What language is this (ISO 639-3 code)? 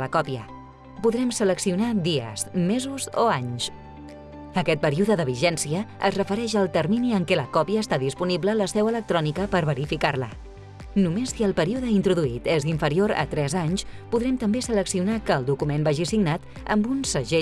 cat